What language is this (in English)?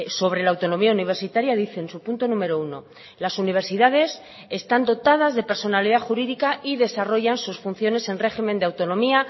Spanish